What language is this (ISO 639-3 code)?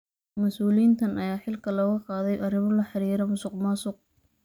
som